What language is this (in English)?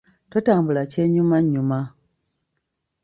Ganda